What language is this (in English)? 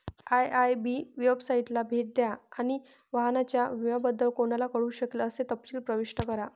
Marathi